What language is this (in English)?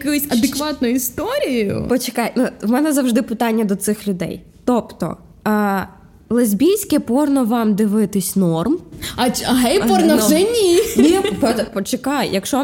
Ukrainian